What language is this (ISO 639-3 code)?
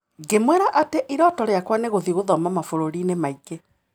kik